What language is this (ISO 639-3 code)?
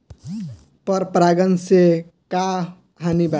bho